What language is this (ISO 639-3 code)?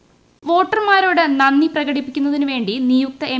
mal